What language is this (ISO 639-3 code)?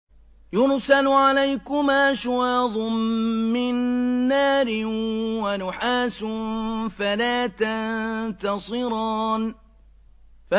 ara